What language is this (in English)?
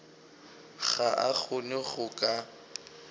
Northern Sotho